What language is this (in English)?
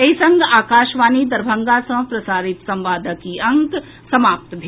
Maithili